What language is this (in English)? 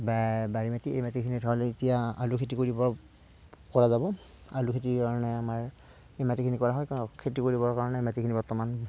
Assamese